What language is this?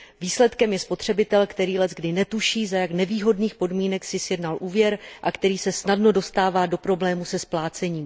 Czech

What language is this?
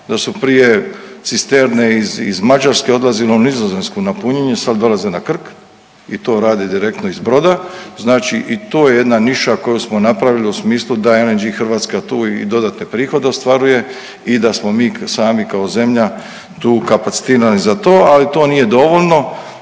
Croatian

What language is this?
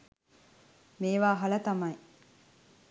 Sinhala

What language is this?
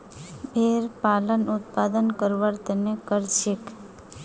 Magahi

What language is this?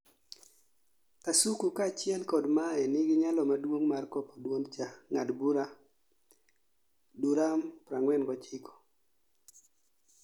Luo (Kenya and Tanzania)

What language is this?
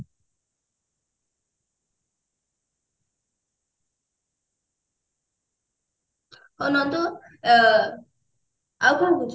Odia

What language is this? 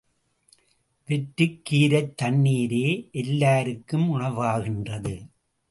Tamil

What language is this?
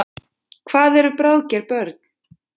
Icelandic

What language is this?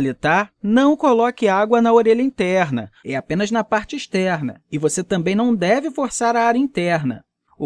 Portuguese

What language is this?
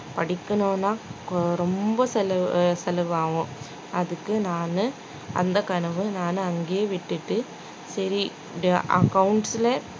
Tamil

